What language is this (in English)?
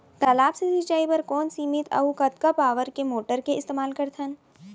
Chhattisgarhi